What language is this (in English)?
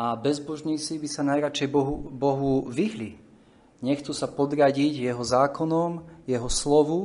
Slovak